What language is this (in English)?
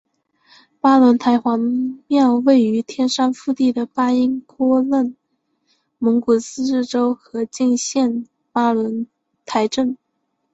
Chinese